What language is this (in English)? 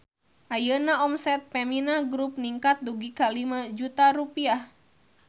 Sundanese